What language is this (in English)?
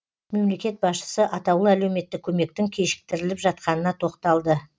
Kazakh